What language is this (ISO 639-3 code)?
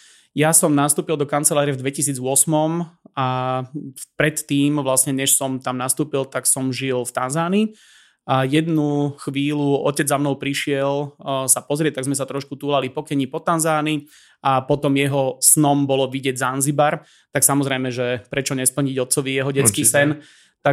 slk